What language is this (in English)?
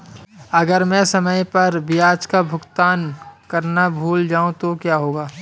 Hindi